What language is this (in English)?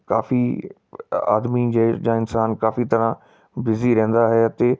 Punjabi